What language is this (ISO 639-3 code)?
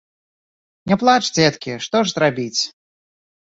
bel